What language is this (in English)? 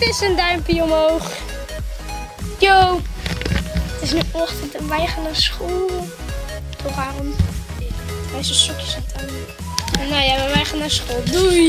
Dutch